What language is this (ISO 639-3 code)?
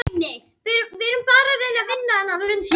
isl